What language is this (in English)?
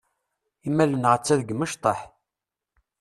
Kabyle